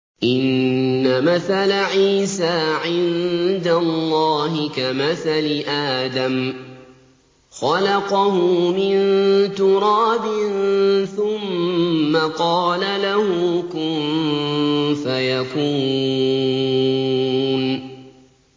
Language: Arabic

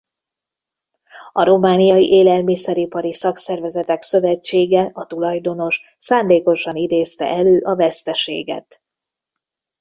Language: Hungarian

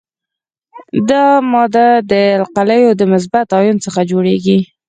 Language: Pashto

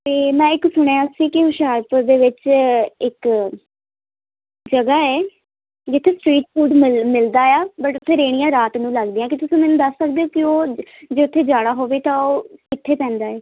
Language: Punjabi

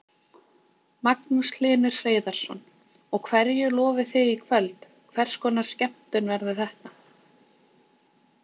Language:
Icelandic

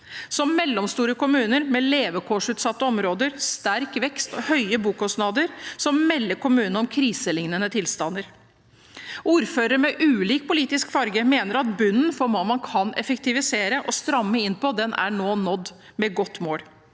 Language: Norwegian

